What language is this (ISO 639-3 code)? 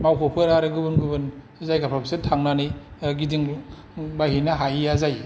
brx